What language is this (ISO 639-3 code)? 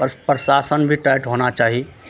mai